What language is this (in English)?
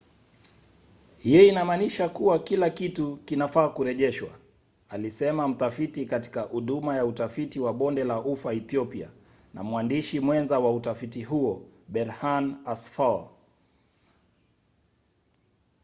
Swahili